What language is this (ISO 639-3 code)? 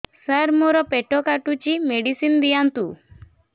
ori